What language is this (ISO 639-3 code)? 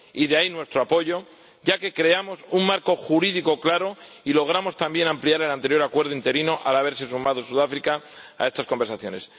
spa